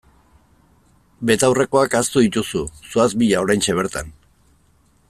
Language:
Basque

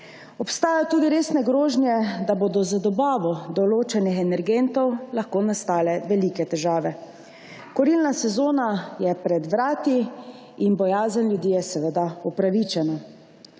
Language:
Slovenian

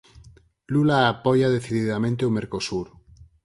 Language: Galician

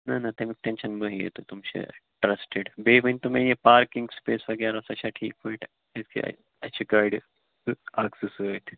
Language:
Kashmiri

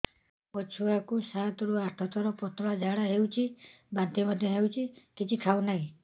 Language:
Odia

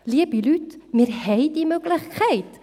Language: Swiss German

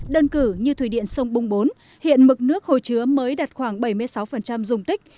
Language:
Vietnamese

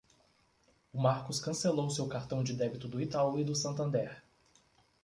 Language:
Portuguese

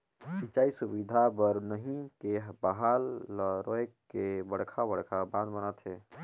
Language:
Chhattisgarhi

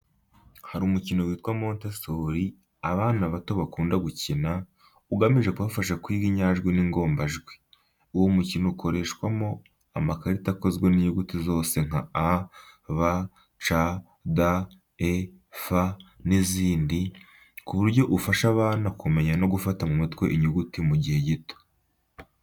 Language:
Kinyarwanda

